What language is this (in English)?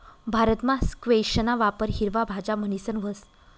Marathi